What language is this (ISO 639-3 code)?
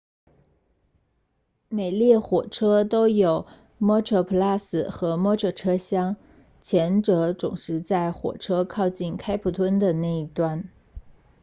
zho